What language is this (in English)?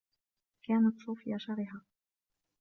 Arabic